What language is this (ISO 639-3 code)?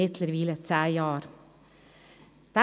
gsw